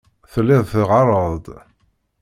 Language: Kabyle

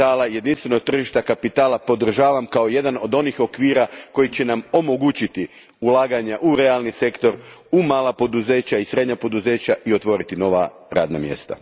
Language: Croatian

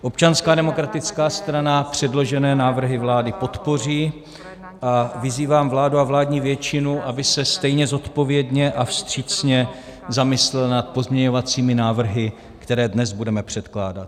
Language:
Czech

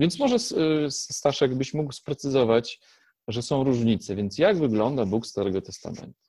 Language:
Polish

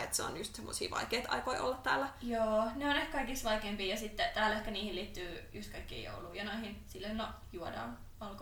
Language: Finnish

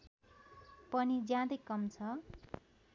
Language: Nepali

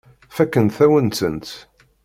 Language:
Kabyle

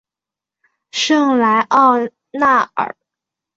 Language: Chinese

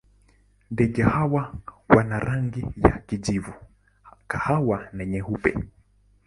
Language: Swahili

